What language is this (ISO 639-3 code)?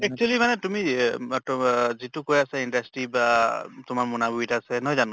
asm